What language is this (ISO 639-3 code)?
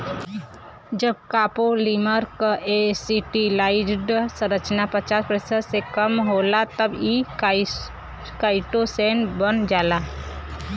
bho